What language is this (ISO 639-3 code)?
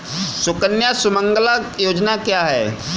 hin